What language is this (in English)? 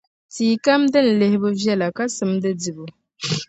Dagbani